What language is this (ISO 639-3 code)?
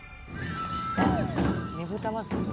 jpn